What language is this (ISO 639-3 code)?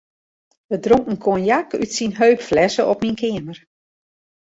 fry